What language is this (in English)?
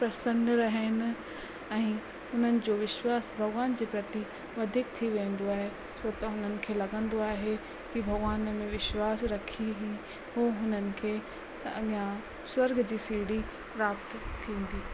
Sindhi